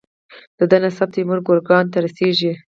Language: Pashto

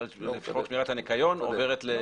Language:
Hebrew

